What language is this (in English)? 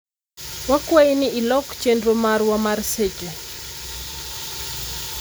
Luo (Kenya and Tanzania)